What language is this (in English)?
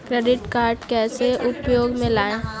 Hindi